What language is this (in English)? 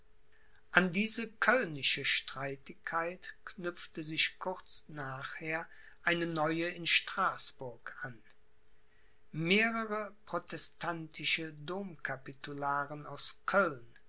German